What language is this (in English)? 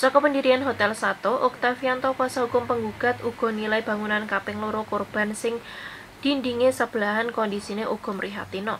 Indonesian